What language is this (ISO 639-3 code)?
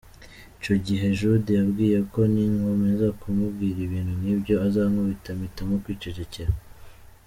kin